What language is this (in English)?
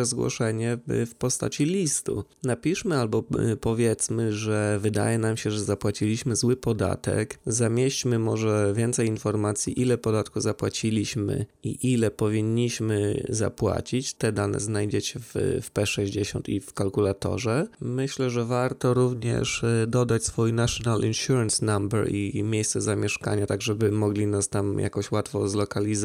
Polish